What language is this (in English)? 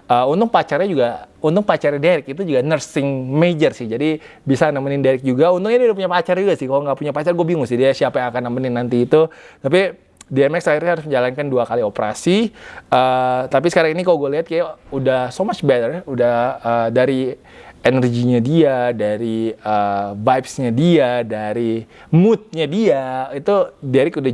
Indonesian